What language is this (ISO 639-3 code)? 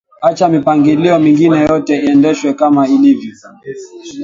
swa